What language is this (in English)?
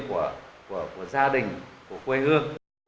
Vietnamese